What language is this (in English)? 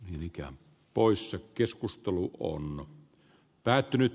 Finnish